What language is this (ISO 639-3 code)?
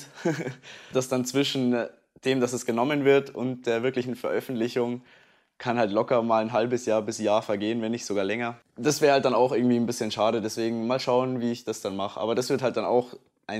deu